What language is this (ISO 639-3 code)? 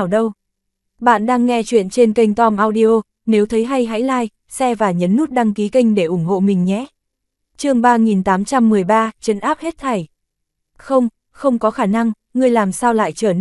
vie